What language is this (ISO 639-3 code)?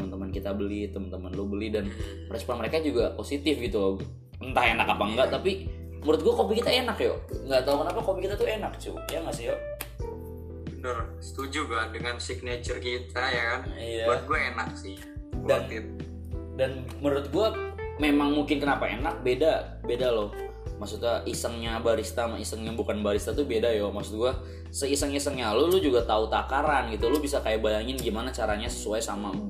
ind